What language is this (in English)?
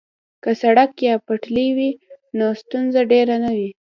Pashto